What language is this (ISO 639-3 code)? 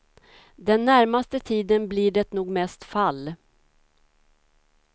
swe